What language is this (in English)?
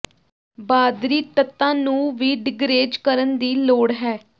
Punjabi